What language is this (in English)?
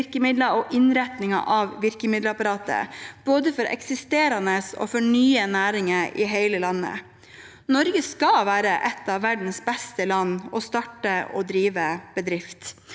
Norwegian